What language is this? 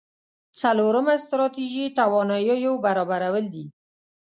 Pashto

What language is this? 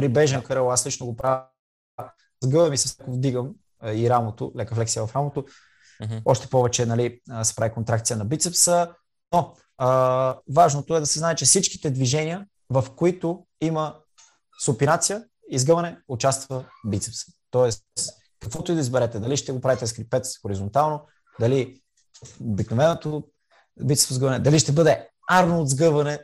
Bulgarian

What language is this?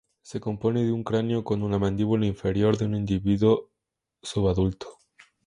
Spanish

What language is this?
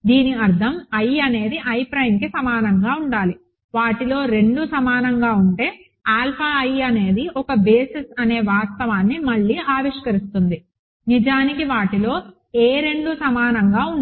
Telugu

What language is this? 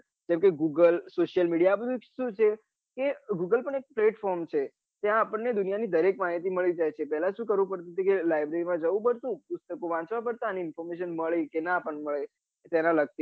Gujarati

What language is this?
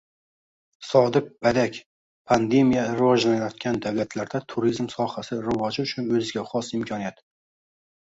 Uzbek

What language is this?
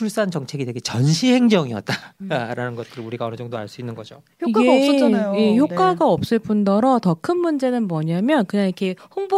Korean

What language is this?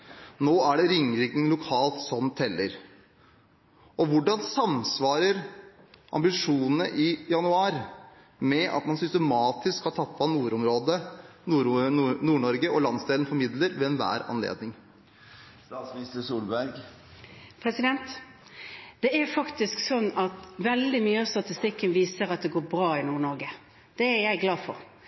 Norwegian Bokmål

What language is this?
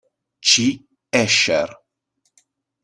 Italian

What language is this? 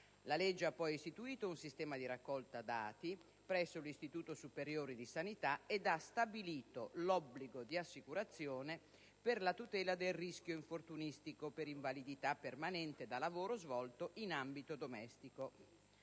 Italian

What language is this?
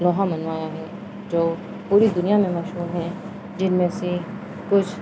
Urdu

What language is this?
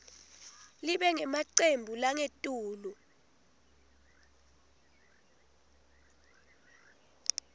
Swati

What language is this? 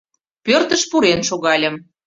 Mari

